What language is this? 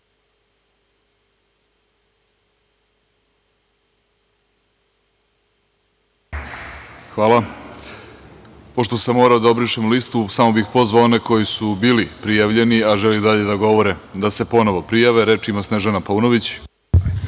Serbian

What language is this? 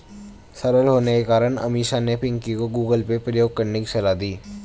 Hindi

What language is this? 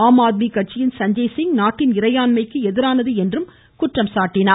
Tamil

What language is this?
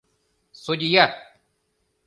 Mari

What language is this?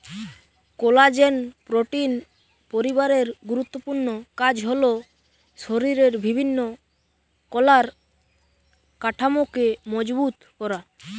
Bangla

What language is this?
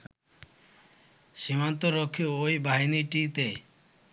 Bangla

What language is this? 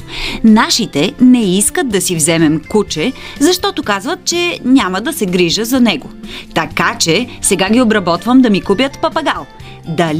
Bulgarian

